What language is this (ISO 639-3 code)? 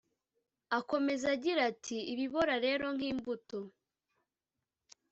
kin